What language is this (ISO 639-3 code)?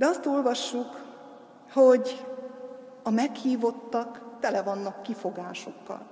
hun